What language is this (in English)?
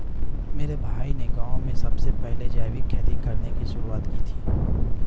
Hindi